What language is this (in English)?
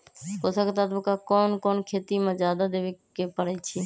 Magahi